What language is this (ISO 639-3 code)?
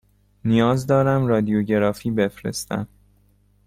fas